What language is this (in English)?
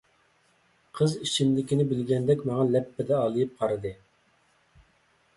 Uyghur